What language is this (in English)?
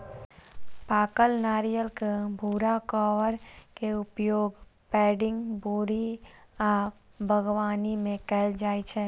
Maithili